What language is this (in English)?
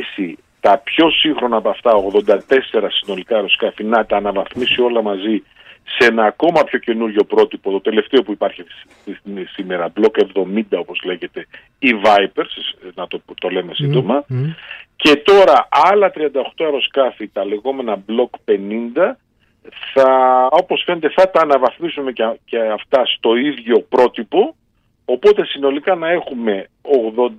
Greek